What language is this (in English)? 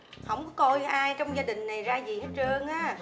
Vietnamese